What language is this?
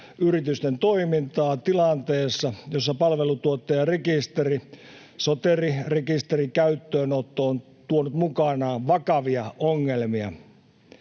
Finnish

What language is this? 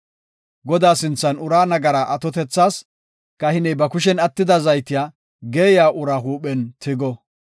Gofa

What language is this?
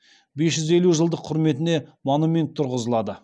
Kazakh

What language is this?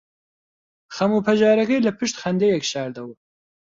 Central Kurdish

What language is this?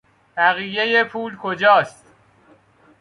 Persian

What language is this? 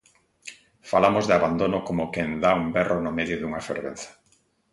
Galician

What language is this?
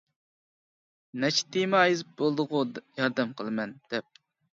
Uyghur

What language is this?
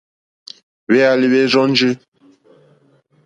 Mokpwe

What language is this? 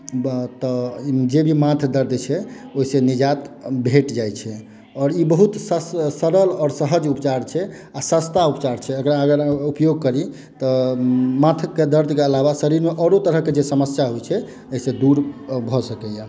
Maithili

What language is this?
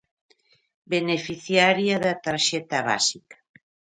Galician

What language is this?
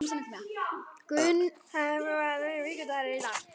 Icelandic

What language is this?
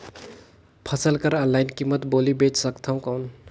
Chhattisgarhi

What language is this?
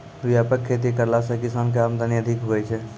Maithili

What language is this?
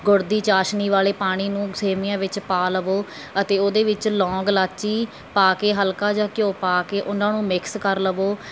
Punjabi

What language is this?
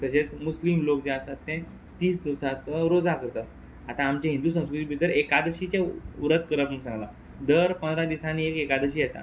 Konkani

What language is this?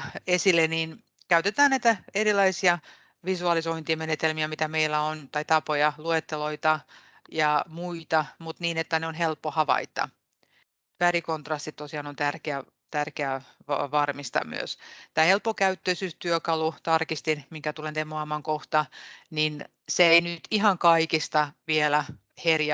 Finnish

